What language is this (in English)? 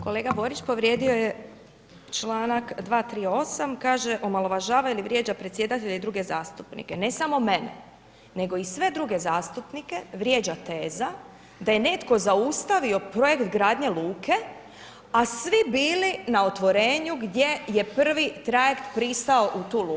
Croatian